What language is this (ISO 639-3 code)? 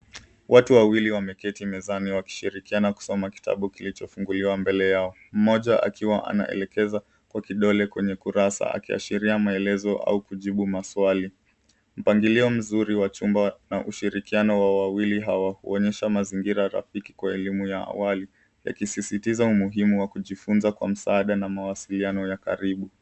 swa